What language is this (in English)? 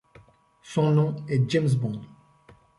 French